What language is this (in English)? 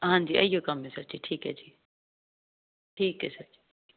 Punjabi